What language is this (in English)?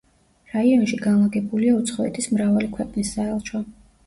Georgian